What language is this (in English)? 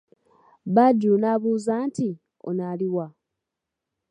Ganda